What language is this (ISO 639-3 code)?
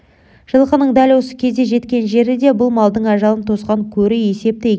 kaz